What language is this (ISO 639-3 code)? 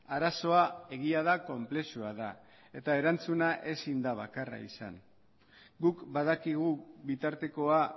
eus